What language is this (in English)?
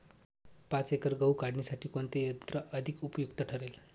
Marathi